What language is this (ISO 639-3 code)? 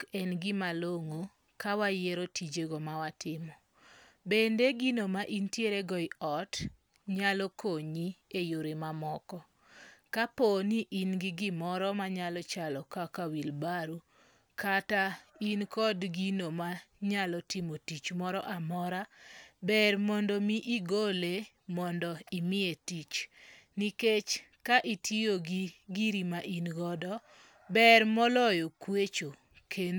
luo